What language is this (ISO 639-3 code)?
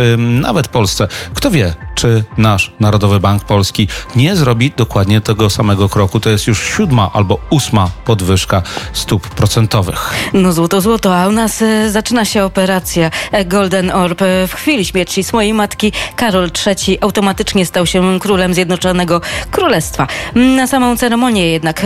pol